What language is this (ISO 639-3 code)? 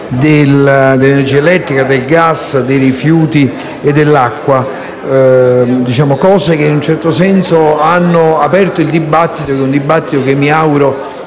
ita